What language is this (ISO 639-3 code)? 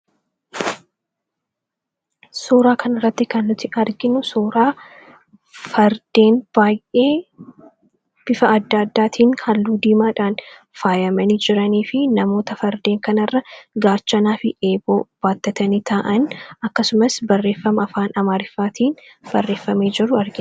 orm